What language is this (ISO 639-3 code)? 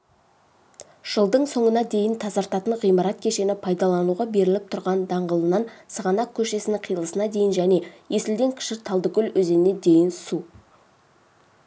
kaz